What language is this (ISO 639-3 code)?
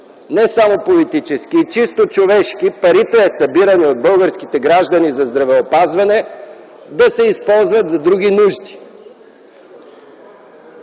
bul